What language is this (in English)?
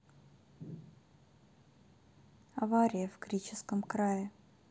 Russian